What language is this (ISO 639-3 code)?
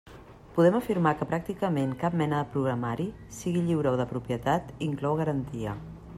cat